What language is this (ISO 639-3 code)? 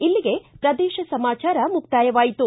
kan